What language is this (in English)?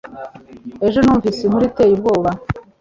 Kinyarwanda